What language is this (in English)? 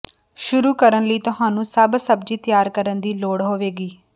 Punjabi